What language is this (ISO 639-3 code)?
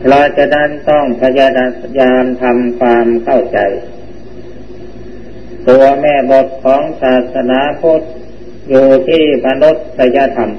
tha